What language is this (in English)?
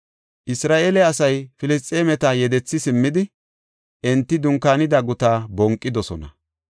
Gofa